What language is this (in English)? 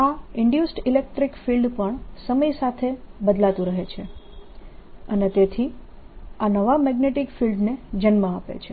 Gujarati